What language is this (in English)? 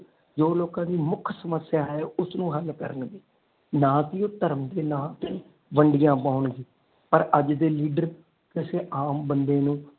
Punjabi